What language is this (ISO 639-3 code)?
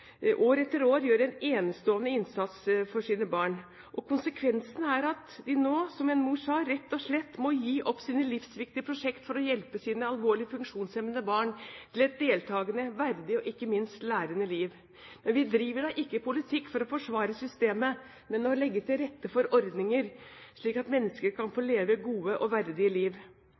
nob